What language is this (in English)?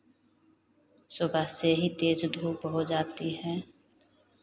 Hindi